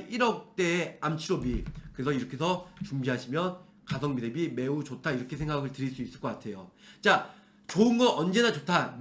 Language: Korean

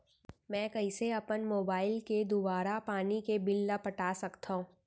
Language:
Chhattisgarhi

